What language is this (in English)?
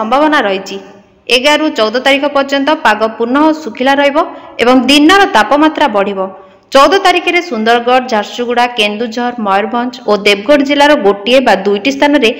Bangla